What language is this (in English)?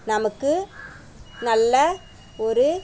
Tamil